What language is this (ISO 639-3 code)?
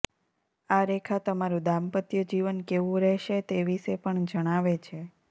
guj